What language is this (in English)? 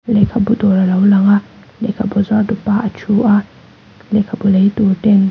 Mizo